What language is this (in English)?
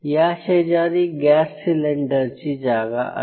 Marathi